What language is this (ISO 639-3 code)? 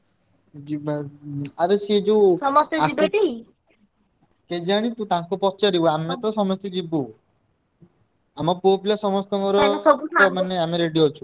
ori